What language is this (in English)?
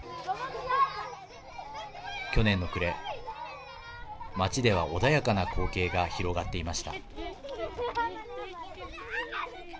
Japanese